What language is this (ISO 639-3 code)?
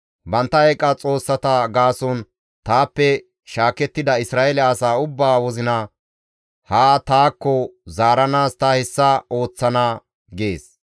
gmv